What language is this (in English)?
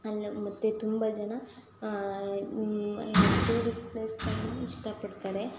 Kannada